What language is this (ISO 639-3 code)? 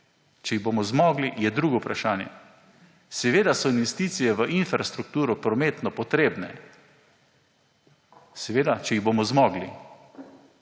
slv